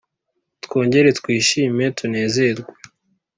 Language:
Kinyarwanda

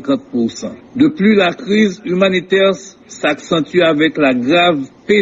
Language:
French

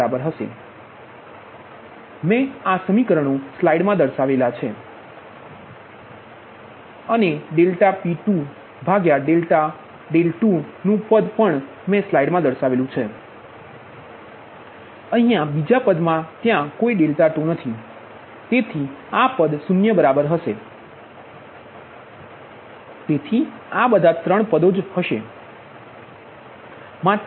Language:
Gujarati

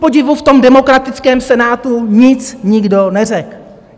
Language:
Czech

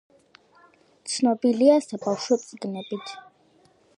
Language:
Georgian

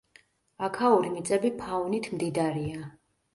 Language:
Georgian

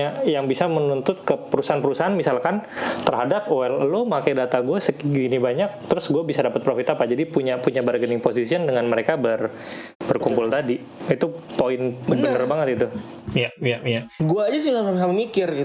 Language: Indonesian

